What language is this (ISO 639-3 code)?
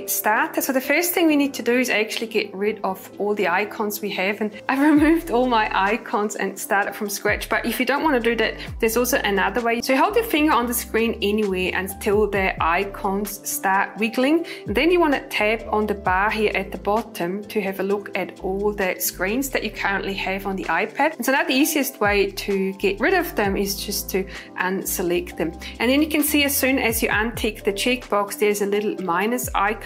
eng